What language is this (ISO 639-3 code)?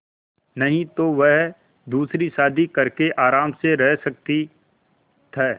hin